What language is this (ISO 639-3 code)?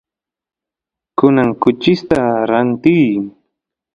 qus